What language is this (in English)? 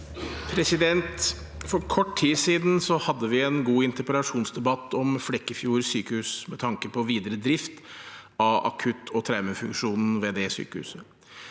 Norwegian